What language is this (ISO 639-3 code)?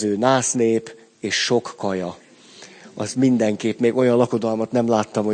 hun